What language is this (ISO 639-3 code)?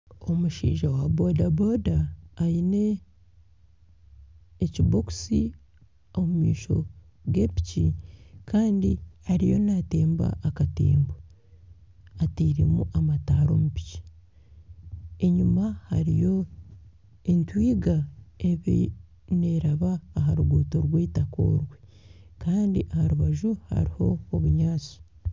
nyn